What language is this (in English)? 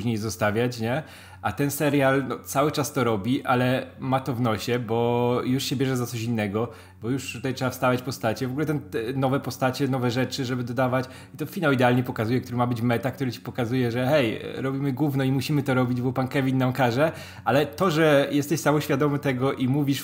Polish